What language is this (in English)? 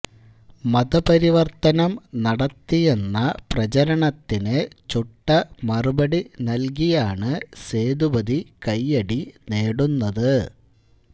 Malayalam